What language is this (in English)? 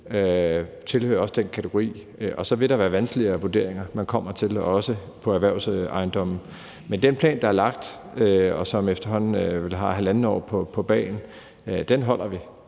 Danish